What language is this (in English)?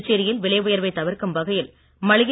Tamil